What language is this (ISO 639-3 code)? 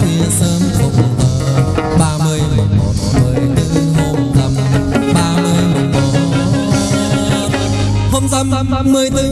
vie